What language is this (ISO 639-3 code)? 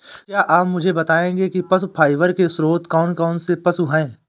hin